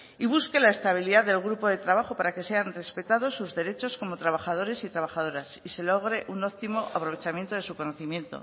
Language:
Spanish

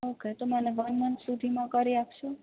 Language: Gujarati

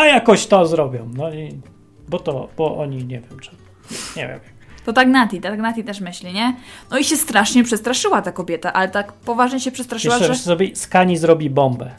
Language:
Polish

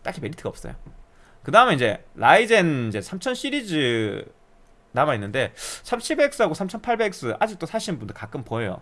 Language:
Korean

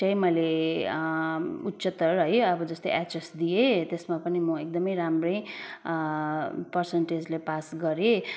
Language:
Nepali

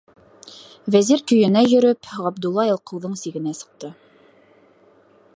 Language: Bashkir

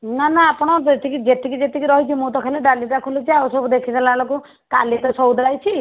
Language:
Odia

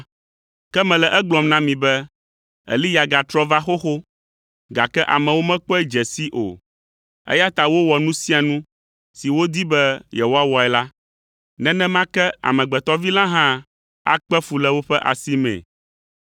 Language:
Ewe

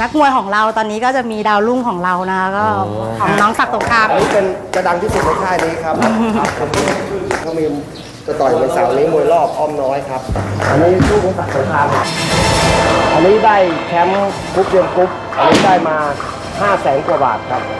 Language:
Thai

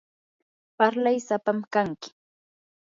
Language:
Yanahuanca Pasco Quechua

